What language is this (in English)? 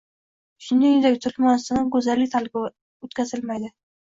Uzbek